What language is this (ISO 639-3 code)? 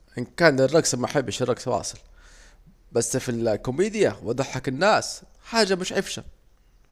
aec